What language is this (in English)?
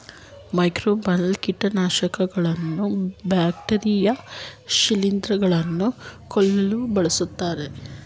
Kannada